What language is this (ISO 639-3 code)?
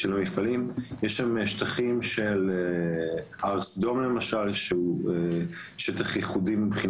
heb